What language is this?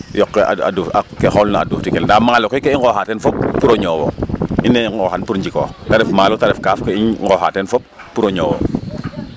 Serer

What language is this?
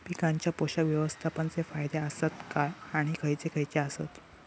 Marathi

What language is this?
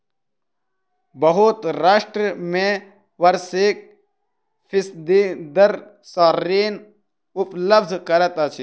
Maithili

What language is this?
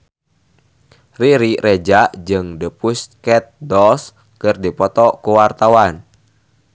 Sundanese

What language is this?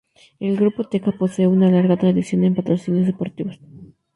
Spanish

